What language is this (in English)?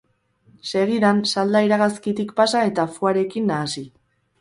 Basque